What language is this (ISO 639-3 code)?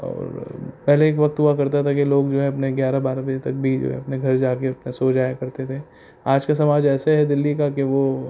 urd